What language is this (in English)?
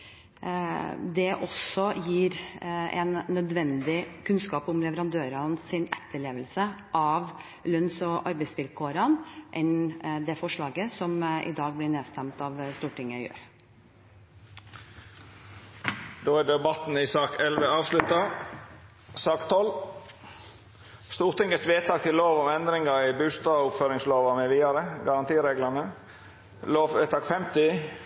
Norwegian